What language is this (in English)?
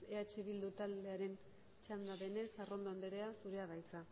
Basque